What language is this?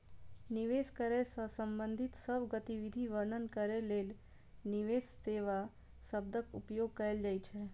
Maithili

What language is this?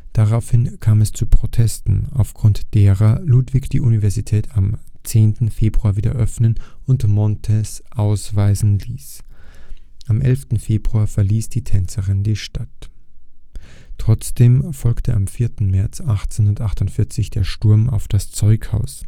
German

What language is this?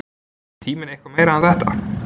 Icelandic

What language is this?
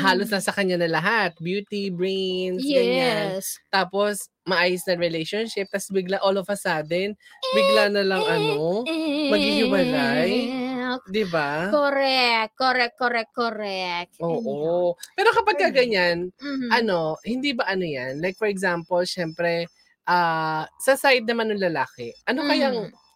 Filipino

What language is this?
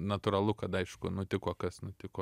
Lithuanian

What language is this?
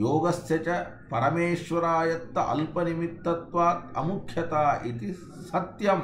Kannada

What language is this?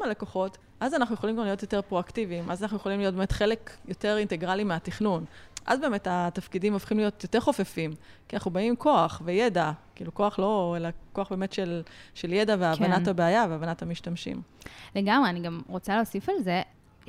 Hebrew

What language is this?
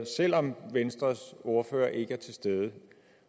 Danish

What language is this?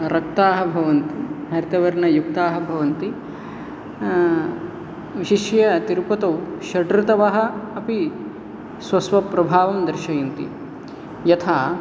Sanskrit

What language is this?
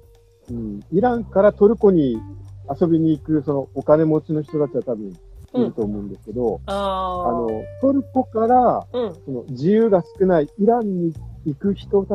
Japanese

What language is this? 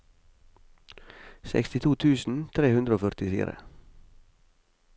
Norwegian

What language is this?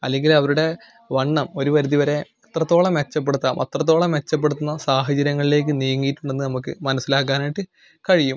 Malayalam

